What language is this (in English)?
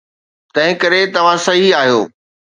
Sindhi